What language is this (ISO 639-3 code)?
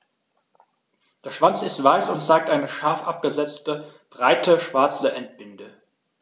deu